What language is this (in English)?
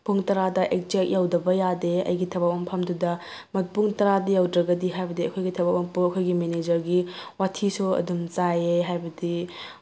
Manipuri